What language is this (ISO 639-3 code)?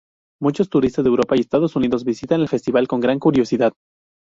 spa